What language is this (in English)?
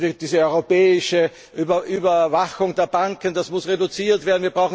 German